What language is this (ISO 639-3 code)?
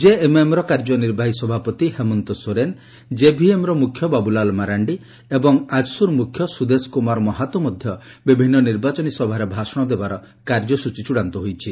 ori